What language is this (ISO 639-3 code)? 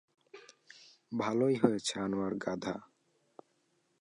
ben